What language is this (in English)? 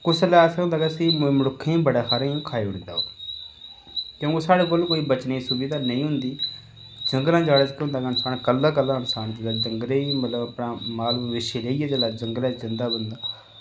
Dogri